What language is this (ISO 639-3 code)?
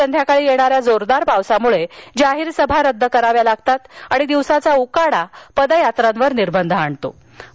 mar